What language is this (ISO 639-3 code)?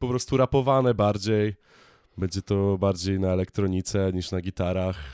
pol